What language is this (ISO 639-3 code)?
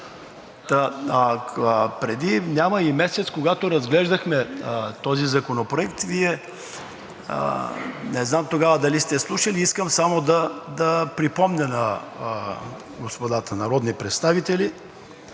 bul